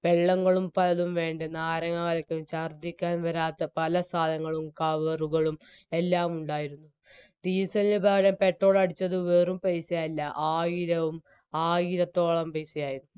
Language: Malayalam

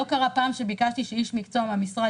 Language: Hebrew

